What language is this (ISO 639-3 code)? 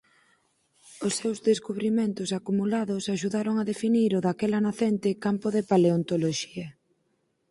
glg